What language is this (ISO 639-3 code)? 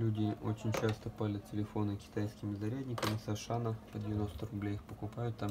rus